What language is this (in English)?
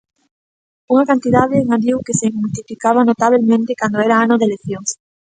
Galician